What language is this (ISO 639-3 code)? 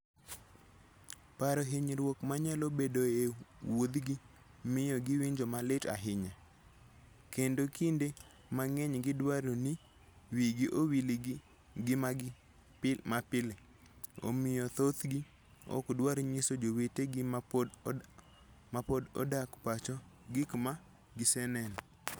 luo